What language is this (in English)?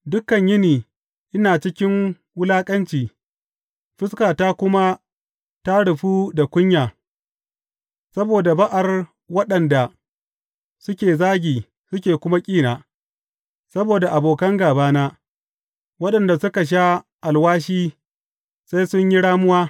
Hausa